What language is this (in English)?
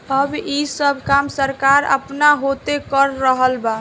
Bhojpuri